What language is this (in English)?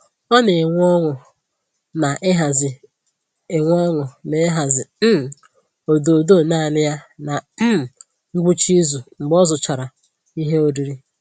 Igbo